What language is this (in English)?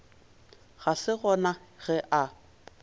Northern Sotho